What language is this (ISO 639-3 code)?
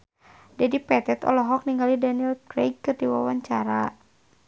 sun